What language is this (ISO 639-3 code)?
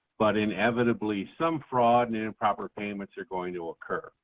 eng